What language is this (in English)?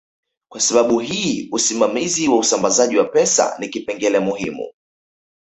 Swahili